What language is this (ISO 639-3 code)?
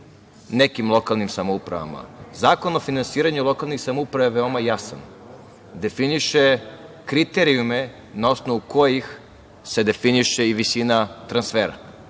srp